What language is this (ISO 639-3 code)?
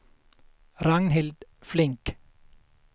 swe